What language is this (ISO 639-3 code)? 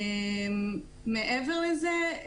heb